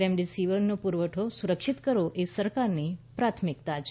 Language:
Gujarati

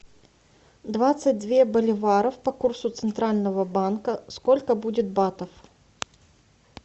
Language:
Russian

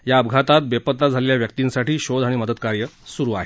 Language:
Marathi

